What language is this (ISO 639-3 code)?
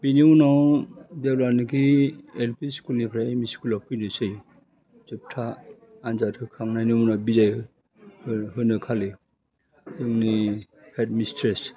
brx